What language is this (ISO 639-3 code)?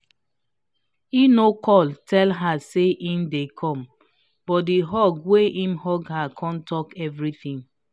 pcm